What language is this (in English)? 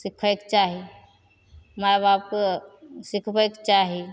Maithili